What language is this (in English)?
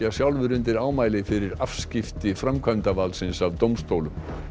Icelandic